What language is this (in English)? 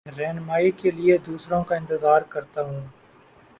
Urdu